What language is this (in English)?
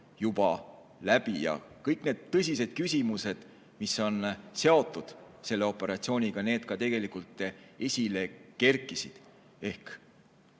Estonian